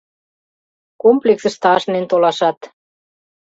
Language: Mari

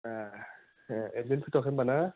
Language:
Bodo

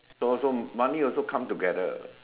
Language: English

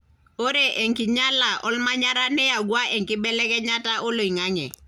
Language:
Masai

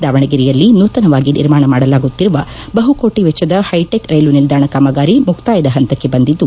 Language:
Kannada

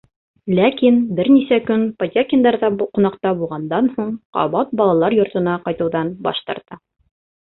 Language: Bashkir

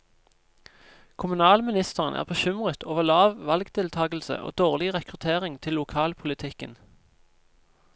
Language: Norwegian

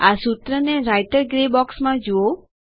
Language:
Gujarati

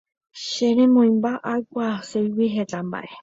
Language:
Guarani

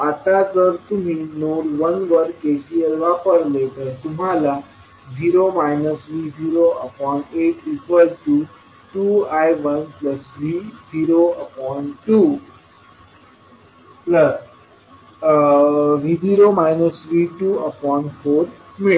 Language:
Marathi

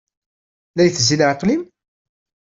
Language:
Kabyle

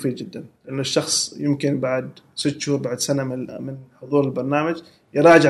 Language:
Arabic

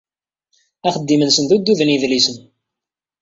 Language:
Kabyle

